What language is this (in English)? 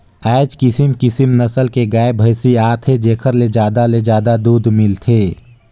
Chhattisgarhi